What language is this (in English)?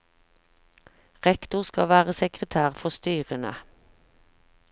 Norwegian